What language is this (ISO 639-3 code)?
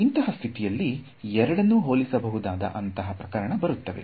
kan